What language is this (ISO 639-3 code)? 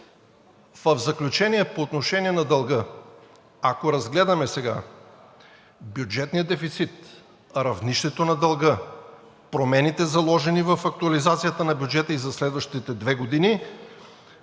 bul